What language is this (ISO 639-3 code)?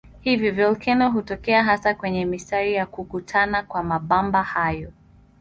swa